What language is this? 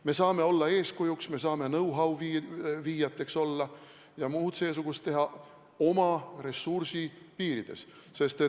Estonian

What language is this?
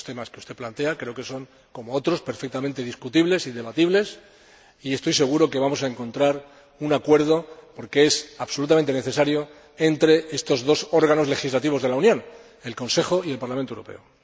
Spanish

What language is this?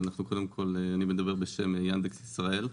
Hebrew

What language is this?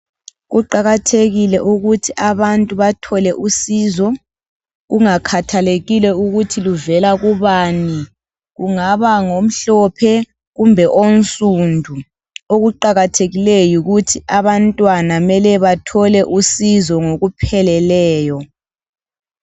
North Ndebele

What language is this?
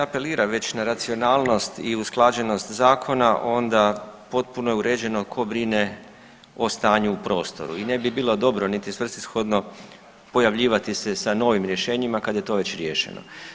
Croatian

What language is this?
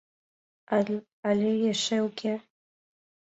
Mari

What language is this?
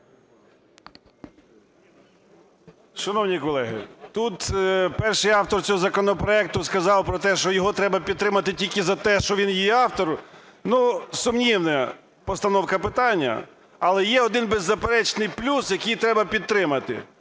Ukrainian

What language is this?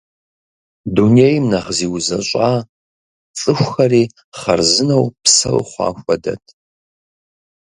Kabardian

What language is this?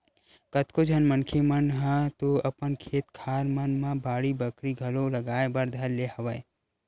Chhattisgarhi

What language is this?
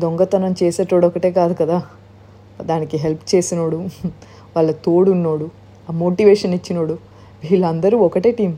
Telugu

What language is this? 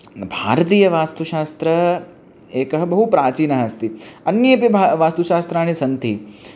Sanskrit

